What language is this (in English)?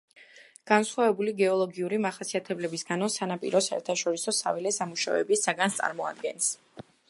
Georgian